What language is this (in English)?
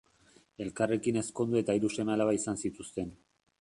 Basque